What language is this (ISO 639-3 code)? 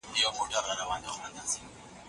pus